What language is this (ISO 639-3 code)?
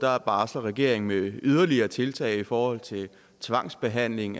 dan